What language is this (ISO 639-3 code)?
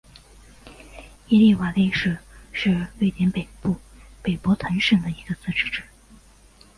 zho